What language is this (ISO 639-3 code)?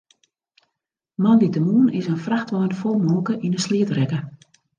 fry